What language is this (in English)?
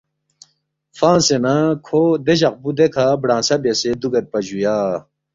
Balti